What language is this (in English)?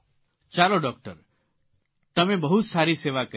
Gujarati